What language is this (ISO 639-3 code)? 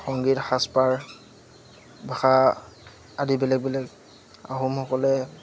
asm